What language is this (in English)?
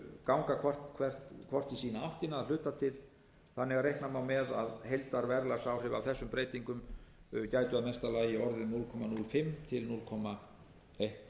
Icelandic